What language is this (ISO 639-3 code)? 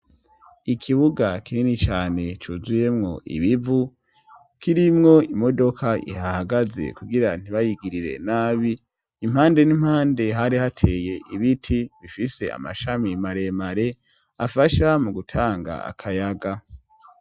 run